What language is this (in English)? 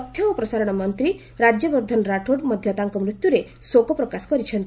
Odia